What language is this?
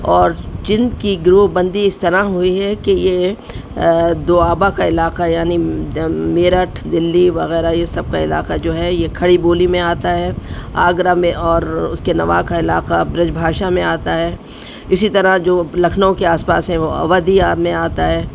Urdu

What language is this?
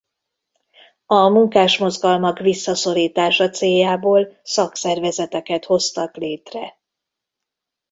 Hungarian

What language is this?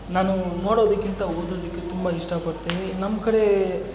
Kannada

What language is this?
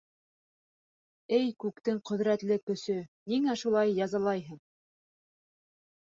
Bashkir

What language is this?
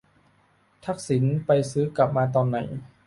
Thai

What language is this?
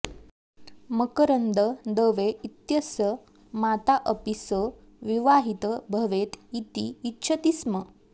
Sanskrit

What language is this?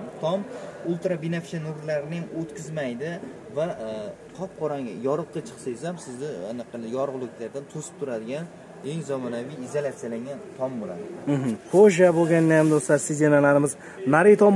Turkish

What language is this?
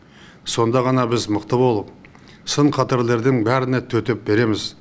Kazakh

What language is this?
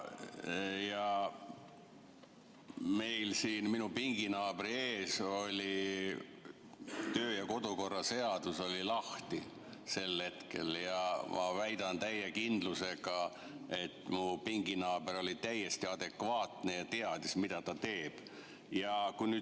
Estonian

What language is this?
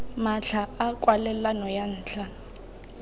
Tswana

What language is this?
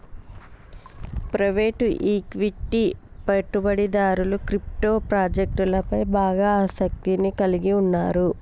Telugu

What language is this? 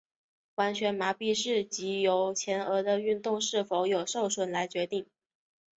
Chinese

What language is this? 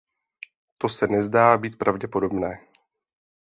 Czech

